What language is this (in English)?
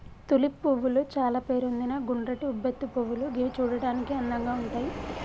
Telugu